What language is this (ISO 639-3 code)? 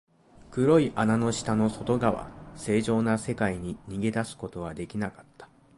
jpn